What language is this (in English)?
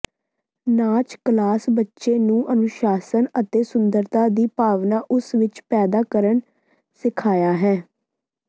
Punjabi